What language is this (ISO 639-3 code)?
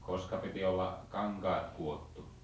fin